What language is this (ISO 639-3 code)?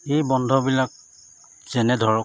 asm